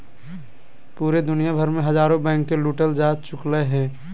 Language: Magahi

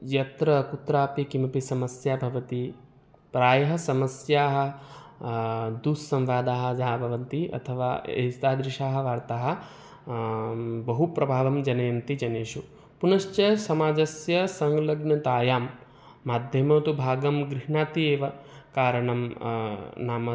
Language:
Sanskrit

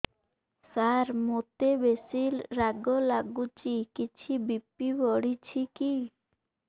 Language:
Odia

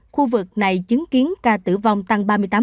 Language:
Vietnamese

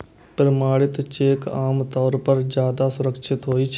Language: Maithili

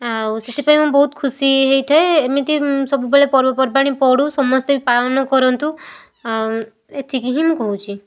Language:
Odia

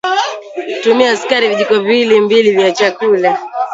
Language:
Swahili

